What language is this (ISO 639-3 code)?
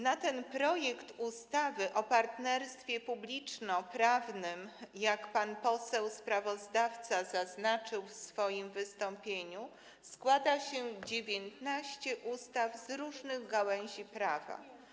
pol